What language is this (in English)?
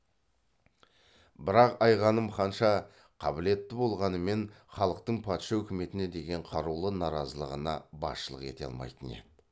Kazakh